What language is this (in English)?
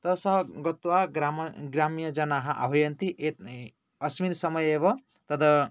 Sanskrit